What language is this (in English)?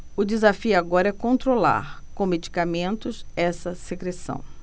Portuguese